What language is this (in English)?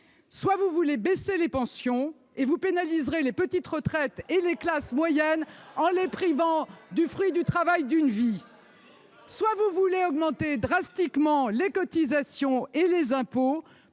French